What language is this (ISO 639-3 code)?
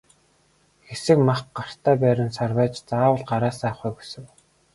mon